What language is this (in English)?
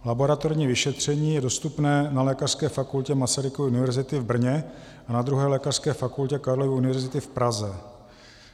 Czech